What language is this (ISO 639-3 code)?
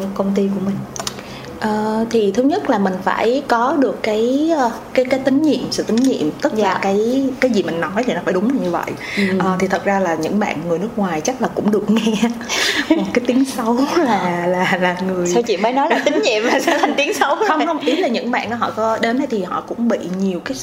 vie